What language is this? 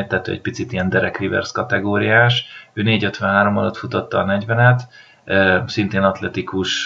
Hungarian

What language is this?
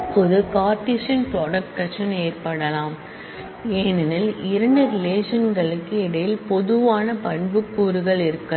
Tamil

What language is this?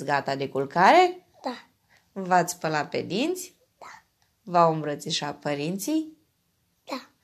Romanian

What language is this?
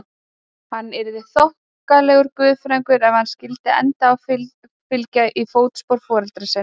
Icelandic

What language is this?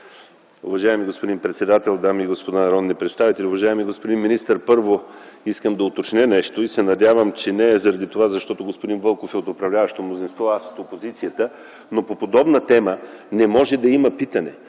Bulgarian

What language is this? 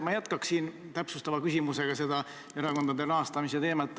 Estonian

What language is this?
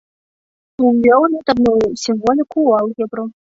Belarusian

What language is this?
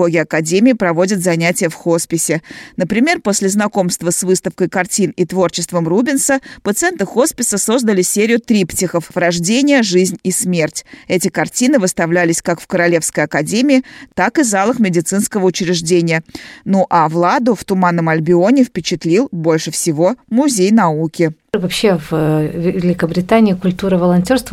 Russian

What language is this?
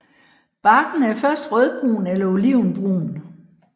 Danish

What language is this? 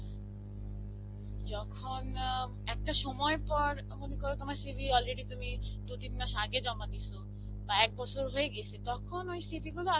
Bangla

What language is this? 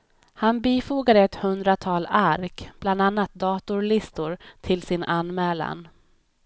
Swedish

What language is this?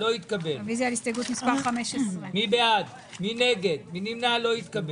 Hebrew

